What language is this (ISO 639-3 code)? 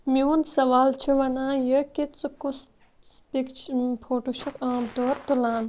kas